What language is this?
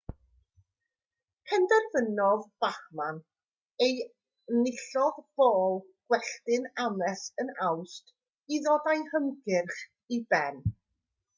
Welsh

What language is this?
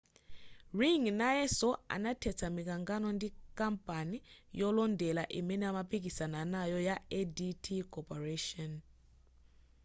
Nyanja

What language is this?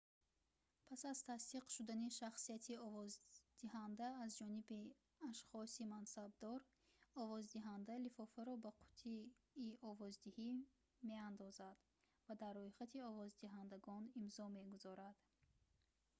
Tajik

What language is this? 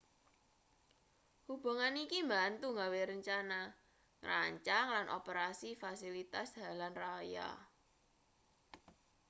Javanese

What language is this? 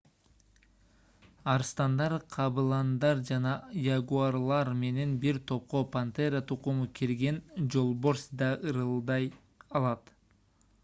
Kyrgyz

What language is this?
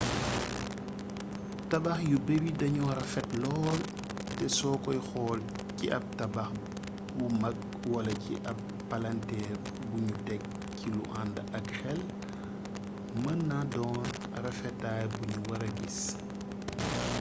Wolof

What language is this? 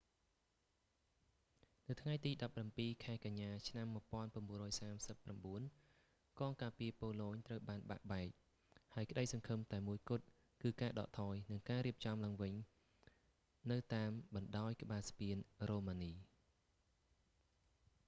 Khmer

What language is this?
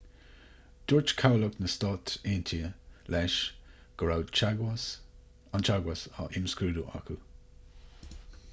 Irish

